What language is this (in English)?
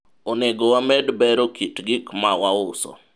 Luo (Kenya and Tanzania)